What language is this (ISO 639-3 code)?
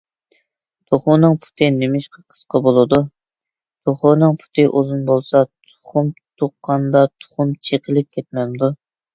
uig